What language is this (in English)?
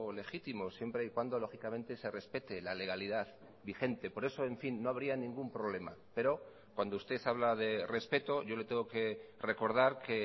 Spanish